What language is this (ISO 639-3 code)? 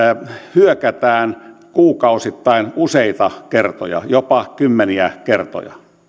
fin